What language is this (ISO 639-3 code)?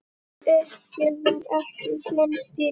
isl